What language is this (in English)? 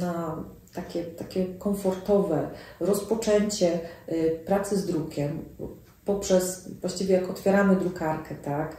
Polish